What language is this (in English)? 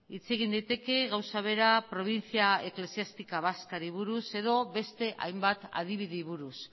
Basque